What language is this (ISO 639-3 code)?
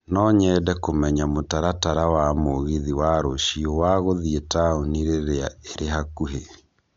kik